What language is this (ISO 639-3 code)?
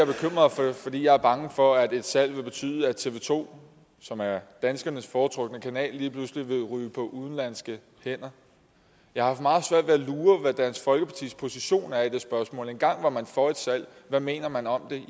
dan